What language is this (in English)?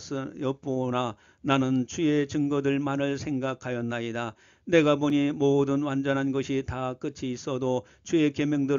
Korean